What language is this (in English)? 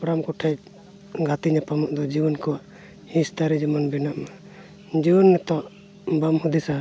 Santali